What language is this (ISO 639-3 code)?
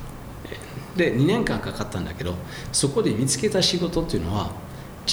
jpn